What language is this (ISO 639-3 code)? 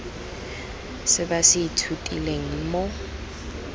tsn